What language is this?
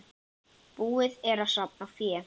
Icelandic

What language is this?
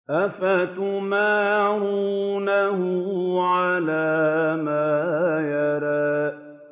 Arabic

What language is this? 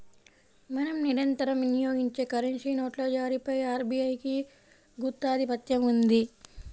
Telugu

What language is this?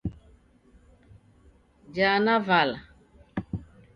Taita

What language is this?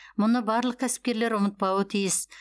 Kazakh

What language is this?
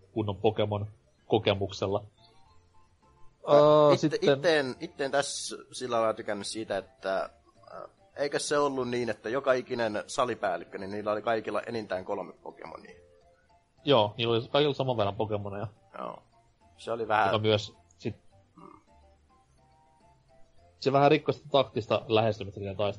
Finnish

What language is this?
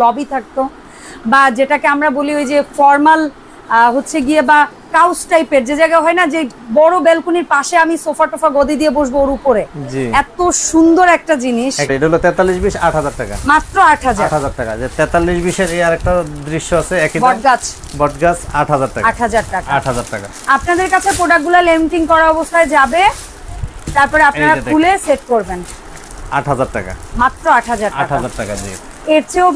Bangla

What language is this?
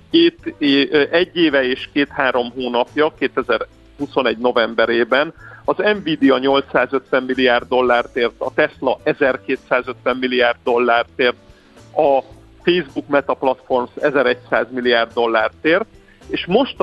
Hungarian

